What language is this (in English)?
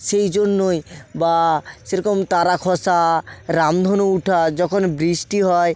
Bangla